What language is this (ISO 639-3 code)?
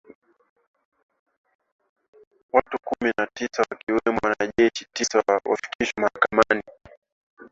swa